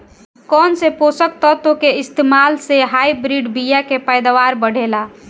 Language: Bhojpuri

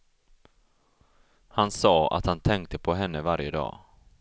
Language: Swedish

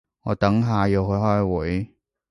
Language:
Cantonese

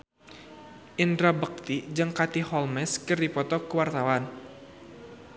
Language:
Sundanese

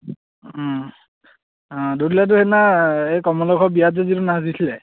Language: Assamese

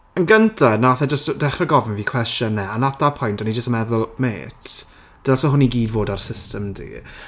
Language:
Welsh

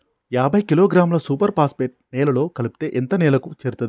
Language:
Telugu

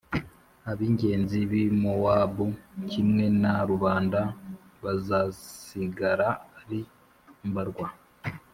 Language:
Kinyarwanda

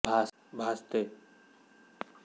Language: Marathi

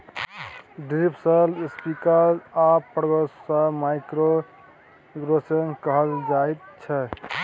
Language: Maithili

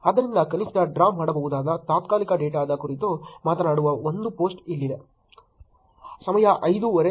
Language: Kannada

